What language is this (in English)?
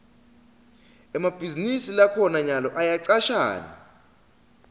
Swati